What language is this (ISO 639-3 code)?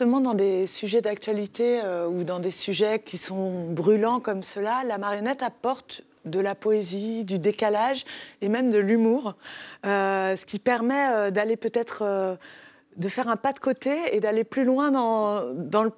fra